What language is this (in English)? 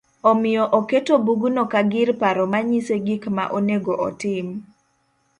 Luo (Kenya and Tanzania)